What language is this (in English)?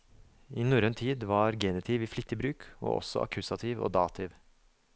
Norwegian